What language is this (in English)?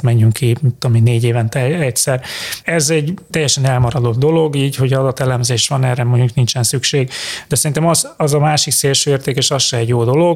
Hungarian